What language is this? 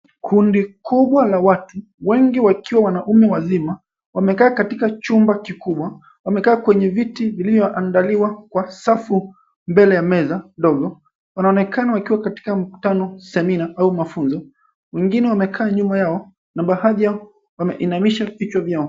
Swahili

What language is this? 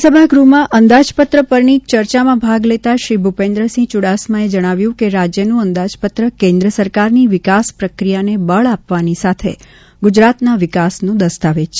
Gujarati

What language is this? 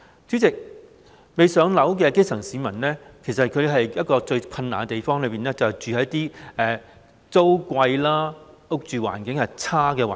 Cantonese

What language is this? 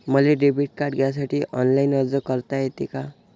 Marathi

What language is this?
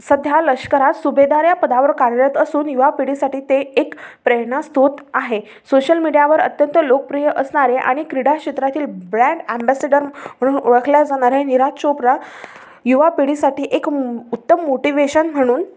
Marathi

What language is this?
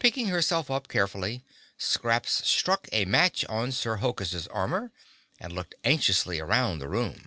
English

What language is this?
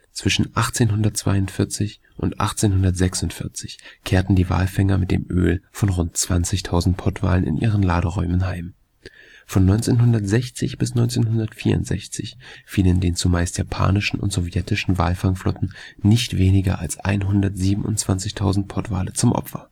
German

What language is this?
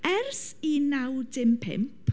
Welsh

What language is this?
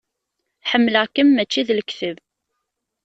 Kabyle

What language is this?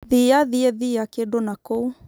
Kikuyu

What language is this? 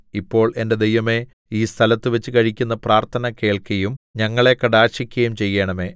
Malayalam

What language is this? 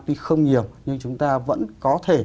Vietnamese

